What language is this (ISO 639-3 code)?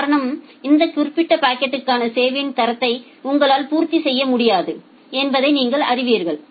tam